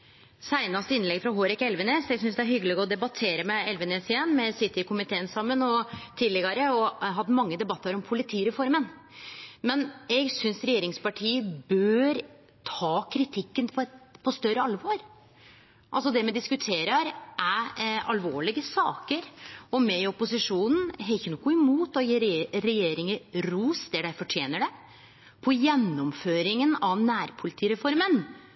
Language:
Norwegian Nynorsk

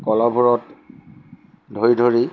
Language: Assamese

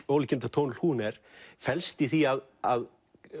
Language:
Icelandic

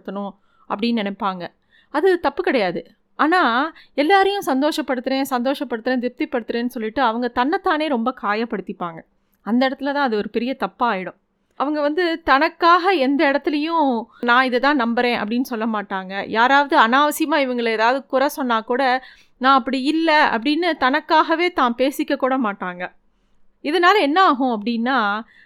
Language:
Tamil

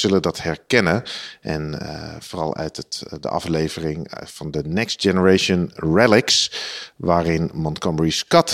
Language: Dutch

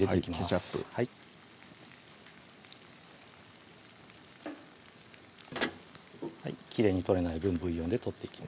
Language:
Japanese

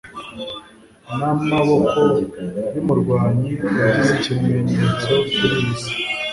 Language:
Kinyarwanda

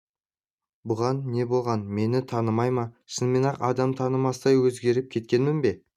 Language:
Kazakh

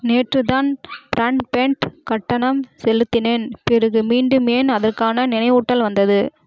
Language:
Tamil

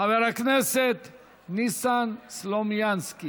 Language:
Hebrew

